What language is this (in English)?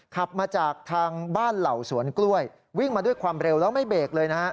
Thai